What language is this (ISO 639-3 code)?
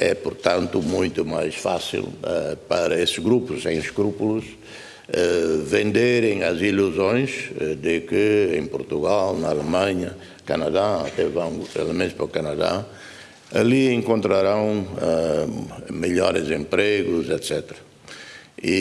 por